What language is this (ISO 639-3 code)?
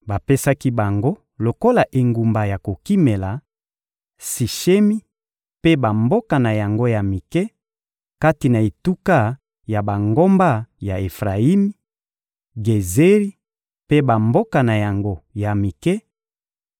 lin